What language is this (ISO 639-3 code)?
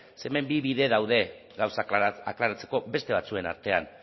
eus